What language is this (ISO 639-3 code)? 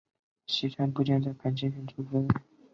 zho